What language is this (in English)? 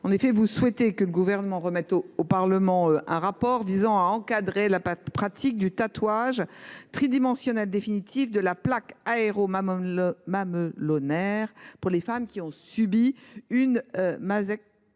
French